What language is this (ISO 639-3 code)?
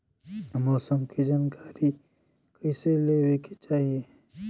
bho